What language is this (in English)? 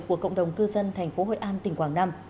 Vietnamese